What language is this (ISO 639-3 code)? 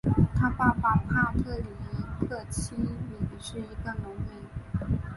zho